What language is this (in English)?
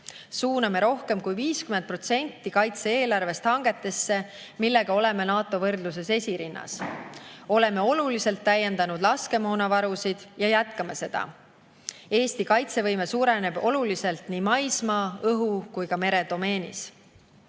Estonian